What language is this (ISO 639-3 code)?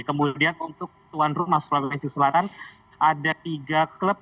ind